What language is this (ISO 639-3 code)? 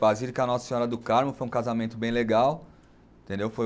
por